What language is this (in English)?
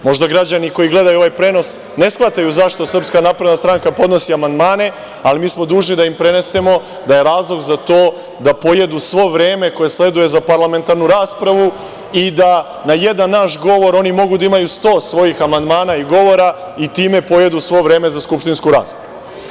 Serbian